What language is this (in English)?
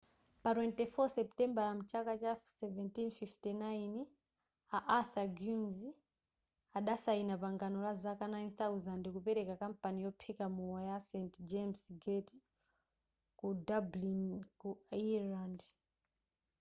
Nyanja